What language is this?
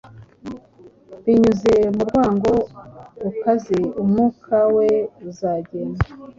Kinyarwanda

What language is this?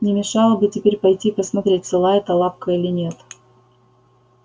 Russian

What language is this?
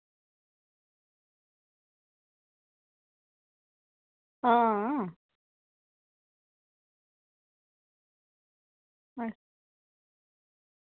Dogri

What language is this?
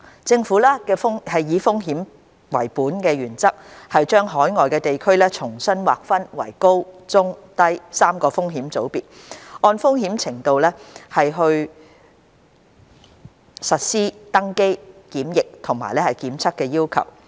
Cantonese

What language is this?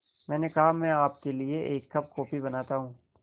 Hindi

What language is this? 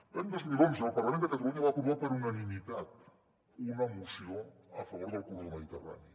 Catalan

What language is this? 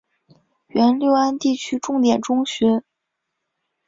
Chinese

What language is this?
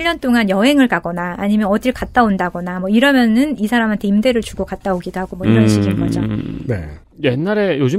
Korean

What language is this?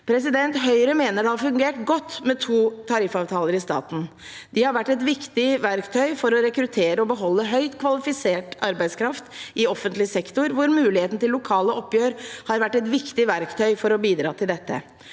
Norwegian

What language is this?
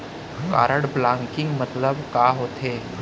Chhattisgarhi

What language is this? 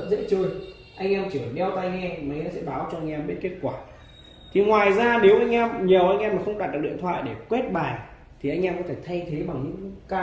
Vietnamese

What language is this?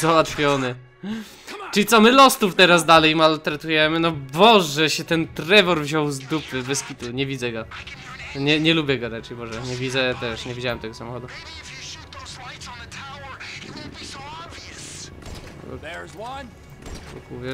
Polish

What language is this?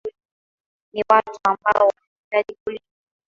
Swahili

